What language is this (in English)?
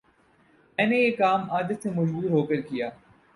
Urdu